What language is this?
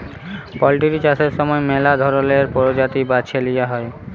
Bangla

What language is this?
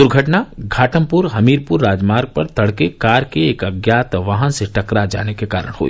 Hindi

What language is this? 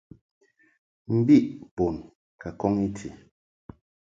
Mungaka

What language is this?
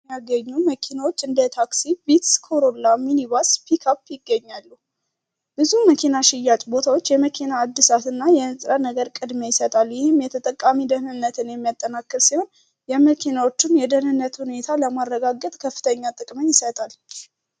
Amharic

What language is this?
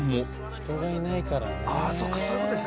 Japanese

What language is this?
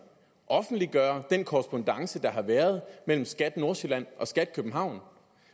Danish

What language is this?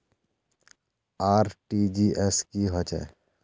Magahi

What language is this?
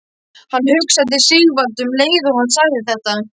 Icelandic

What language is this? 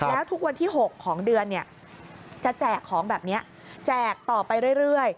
Thai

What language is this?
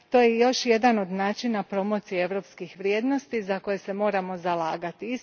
Croatian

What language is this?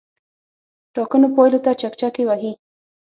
Pashto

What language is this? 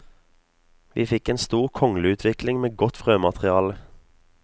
Norwegian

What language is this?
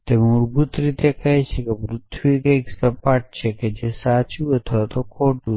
Gujarati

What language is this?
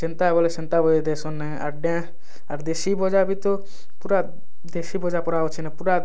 Odia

